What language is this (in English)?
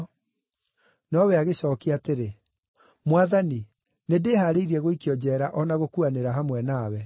Kikuyu